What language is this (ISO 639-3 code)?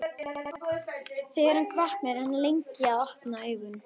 isl